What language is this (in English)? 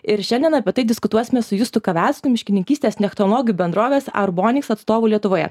Lithuanian